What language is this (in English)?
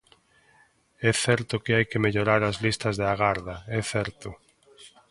Galician